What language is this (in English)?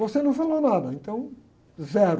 Portuguese